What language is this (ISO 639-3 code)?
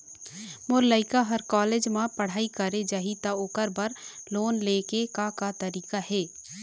hne